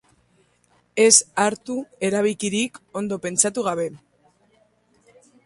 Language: Basque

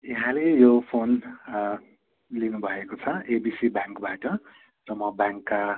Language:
Nepali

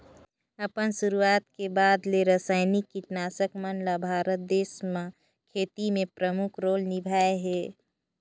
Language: Chhattisgarhi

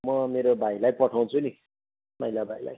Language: Nepali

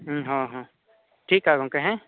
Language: Santali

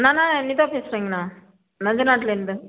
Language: Tamil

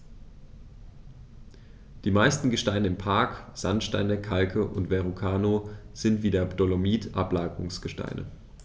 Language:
German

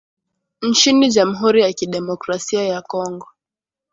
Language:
Swahili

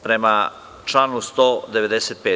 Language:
Serbian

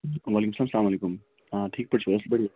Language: Kashmiri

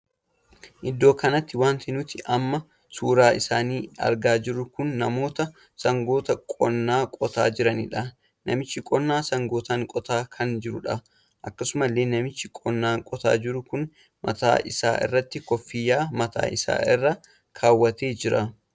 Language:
Oromo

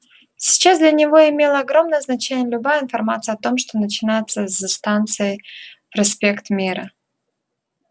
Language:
Russian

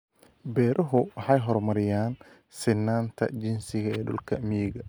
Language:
Somali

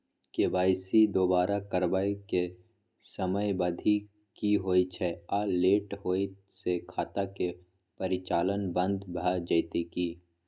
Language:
Maithili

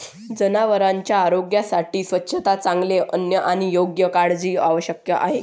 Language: Marathi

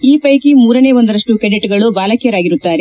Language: Kannada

